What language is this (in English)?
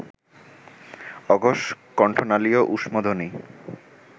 Bangla